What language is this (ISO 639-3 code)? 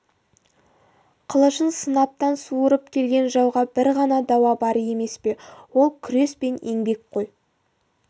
kaz